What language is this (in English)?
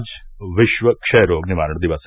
Hindi